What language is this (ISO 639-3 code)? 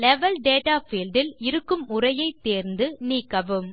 tam